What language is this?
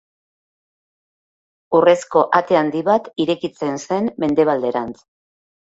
Basque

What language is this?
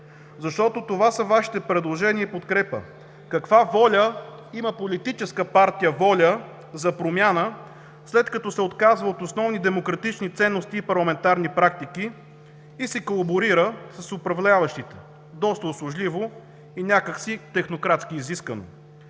Bulgarian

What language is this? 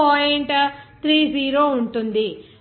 Telugu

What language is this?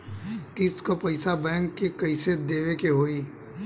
Bhojpuri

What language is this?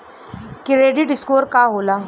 Bhojpuri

